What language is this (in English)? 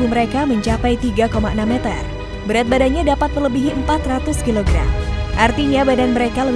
Indonesian